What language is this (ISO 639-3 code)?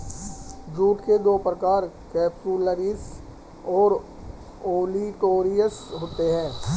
hin